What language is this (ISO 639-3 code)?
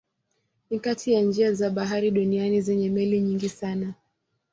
swa